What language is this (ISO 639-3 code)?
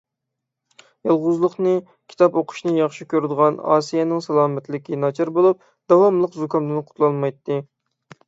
uig